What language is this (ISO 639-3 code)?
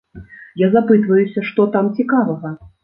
bel